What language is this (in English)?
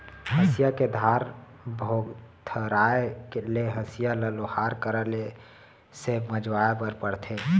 Chhattisgarhi